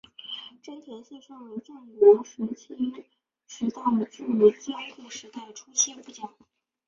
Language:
Chinese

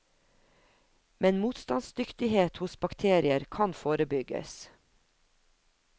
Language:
Norwegian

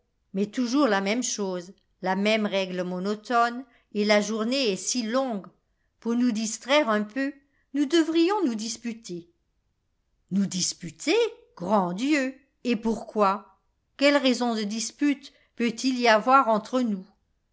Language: French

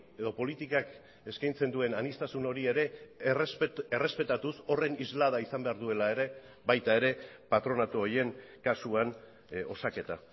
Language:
Basque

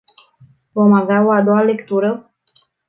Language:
Romanian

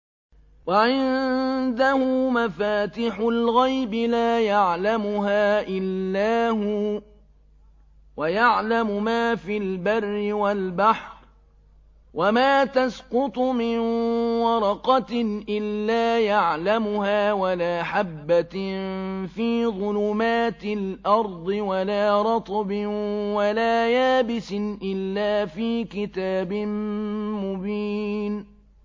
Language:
Arabic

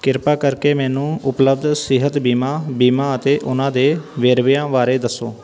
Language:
Punjabi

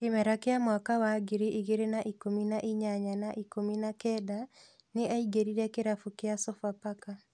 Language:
Kikuyu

